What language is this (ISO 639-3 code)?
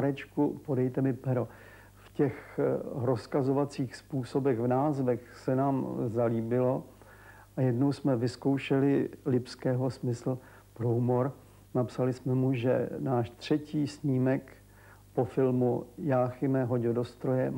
ces